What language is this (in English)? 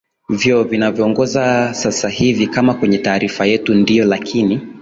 Swahili